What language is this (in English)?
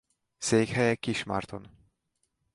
Hungarian